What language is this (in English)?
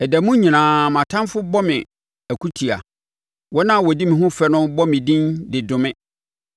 Akan